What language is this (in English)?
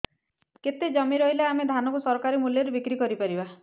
Odia